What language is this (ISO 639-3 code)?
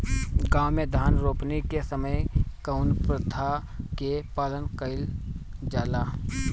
bho